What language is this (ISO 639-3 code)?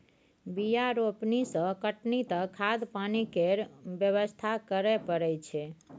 mai